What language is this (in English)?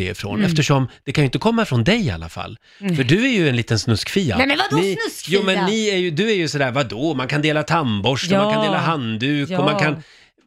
Swedish